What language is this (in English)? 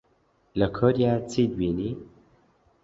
Central Kurdish